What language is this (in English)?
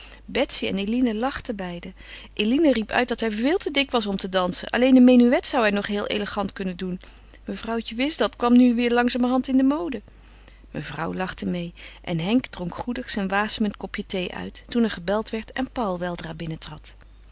Dutch